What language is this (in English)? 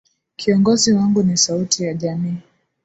Swahili